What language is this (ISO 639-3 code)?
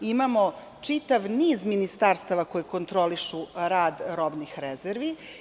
srp